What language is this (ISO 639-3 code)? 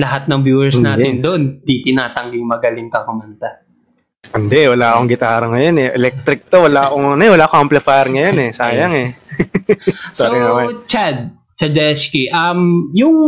fil